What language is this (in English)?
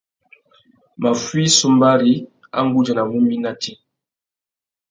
Tuki